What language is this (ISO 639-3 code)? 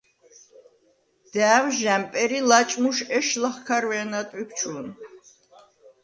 sva